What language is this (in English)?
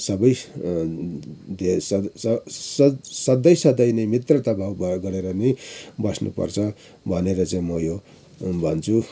Nepali